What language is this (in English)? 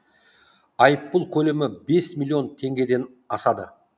Kazakh